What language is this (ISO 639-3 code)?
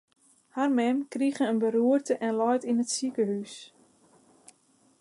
fry